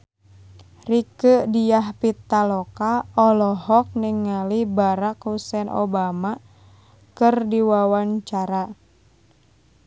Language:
Sundanese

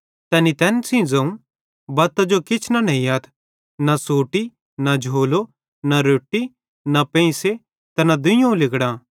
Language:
Bhadrawahi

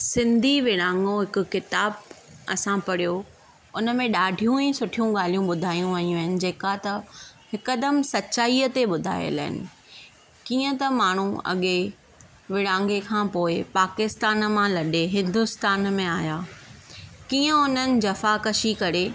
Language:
Sindhi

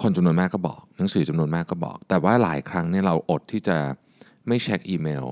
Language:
Thai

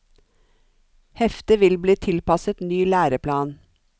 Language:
Norwegian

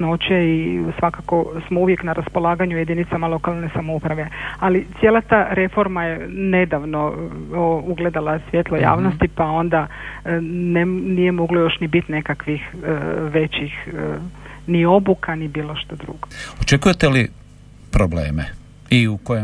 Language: Croatian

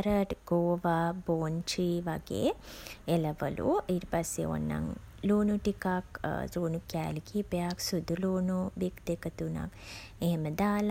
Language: Sinhala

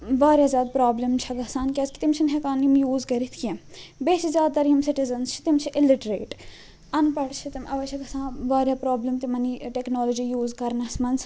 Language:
Kashmiri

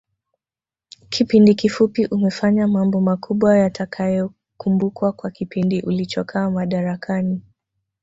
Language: Swahili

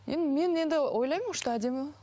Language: Kazakh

